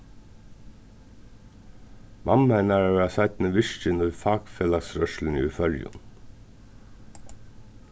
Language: Faroese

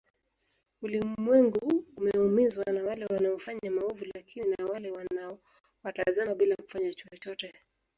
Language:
Swahili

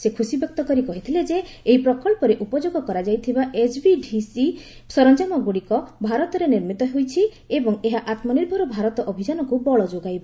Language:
Odia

